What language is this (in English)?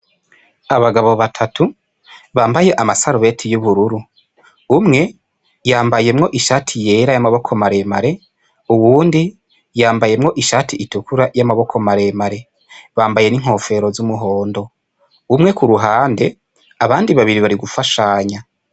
Rundi